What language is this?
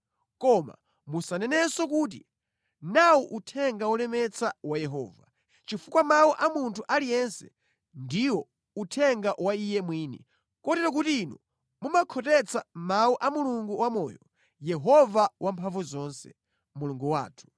Nyanja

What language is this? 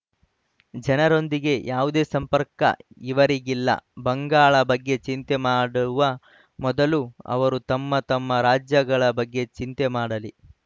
Kannada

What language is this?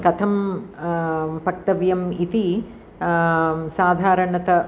Sanskrit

